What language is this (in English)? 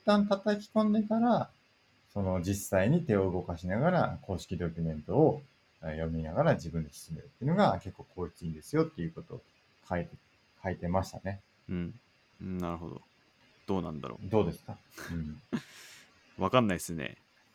Japanese